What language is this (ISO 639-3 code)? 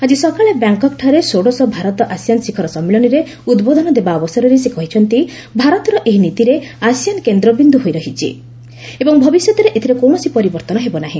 ori